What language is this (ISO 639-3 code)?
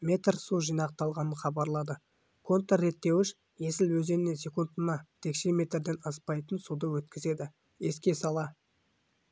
kaz